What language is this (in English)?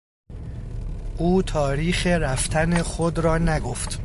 Persian